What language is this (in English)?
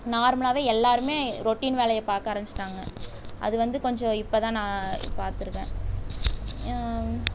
Tamil